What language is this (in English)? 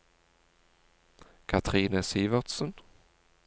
Norwegian